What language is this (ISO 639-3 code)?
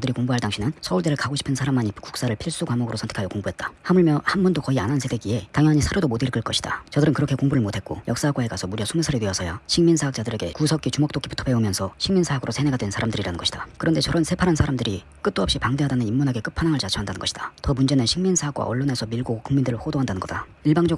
kor